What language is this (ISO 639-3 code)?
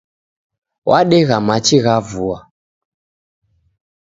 dav